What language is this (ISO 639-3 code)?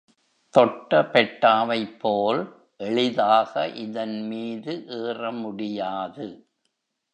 tam